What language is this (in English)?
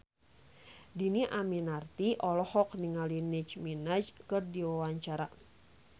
Sundanese